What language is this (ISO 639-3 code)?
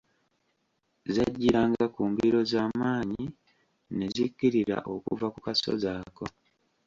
lug